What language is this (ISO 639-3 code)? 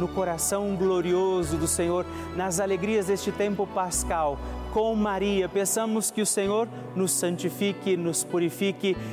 por